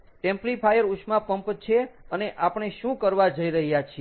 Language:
Gujarati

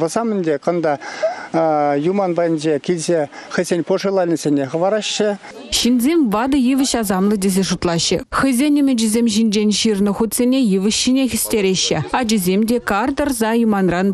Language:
Russian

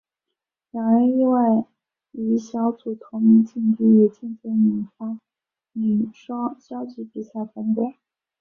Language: Chinese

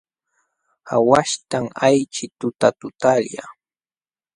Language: Jauja Wanca Quechua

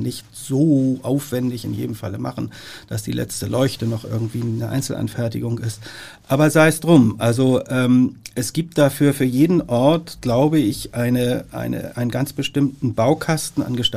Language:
German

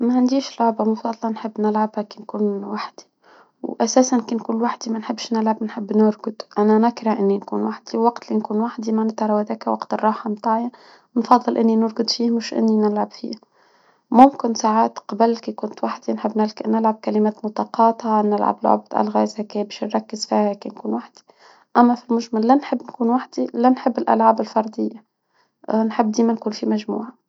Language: Tunisian Arabic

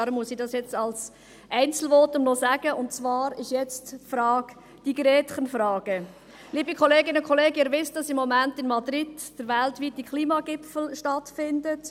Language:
Swiss German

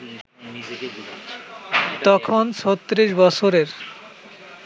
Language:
Bangla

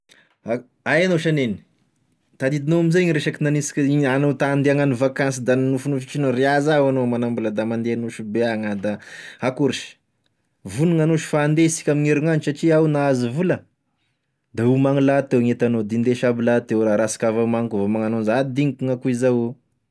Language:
Tesaka Malagasy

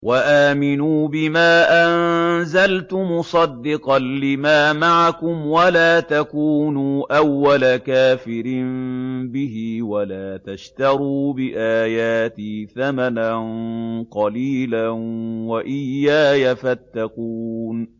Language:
Arabic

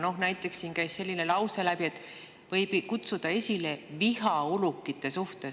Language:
Estonian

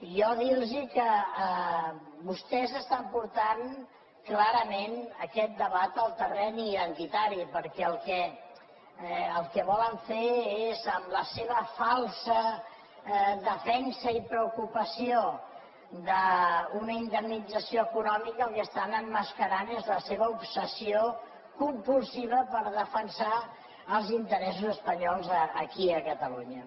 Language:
Catalan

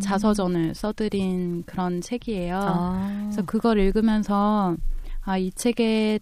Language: Korean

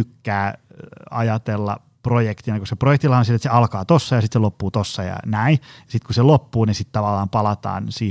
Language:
Finnish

